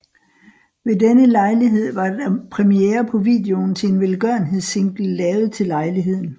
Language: Danish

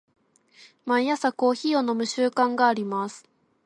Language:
Japanese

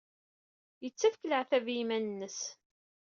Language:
Kabyle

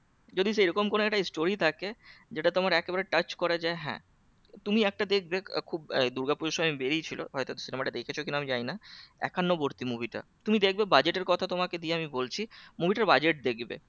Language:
Bangla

